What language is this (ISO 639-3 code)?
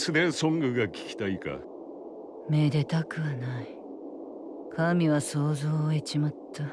jpn